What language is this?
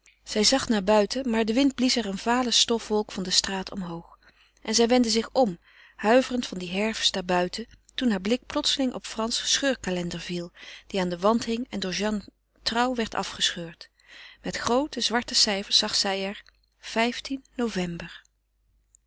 Dutch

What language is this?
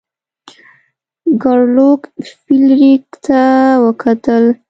Pashto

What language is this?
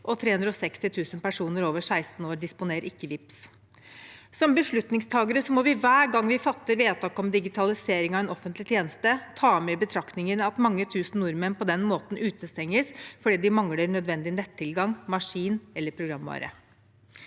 Norwegian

